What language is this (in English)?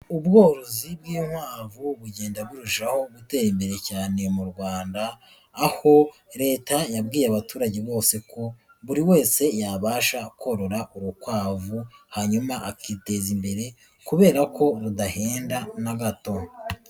Kinyarwanda